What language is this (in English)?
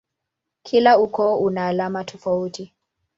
Swahili